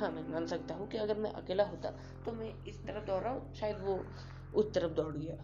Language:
Hindi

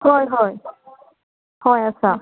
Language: Konkani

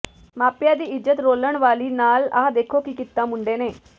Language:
Punjabi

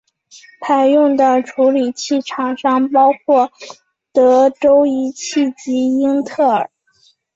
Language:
Chinese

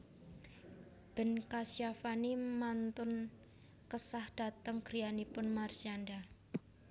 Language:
Javanese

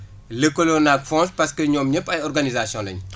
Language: Wolof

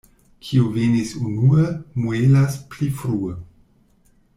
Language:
Esperanto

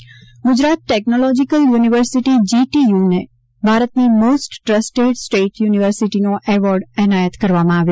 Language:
Gujarati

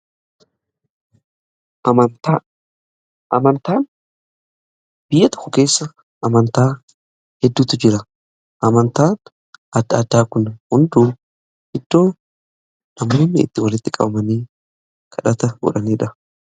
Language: Oromo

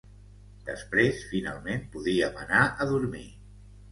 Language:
Catalan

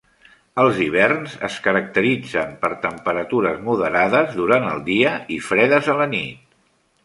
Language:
Catalan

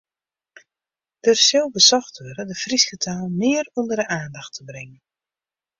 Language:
Western Frisian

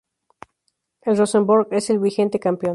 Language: Spanish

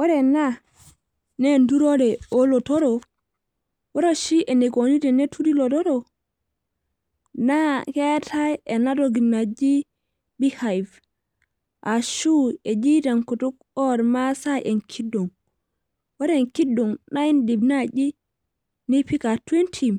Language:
Masai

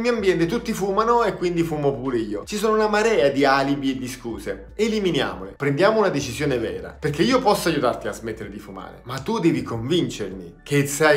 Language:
Italian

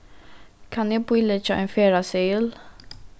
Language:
Faroese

